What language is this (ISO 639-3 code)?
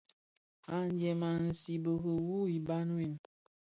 ksf